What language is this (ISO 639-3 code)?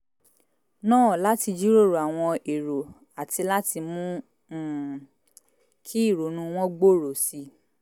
yor